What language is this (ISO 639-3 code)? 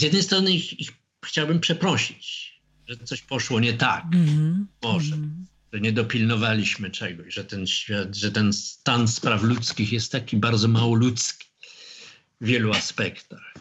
pol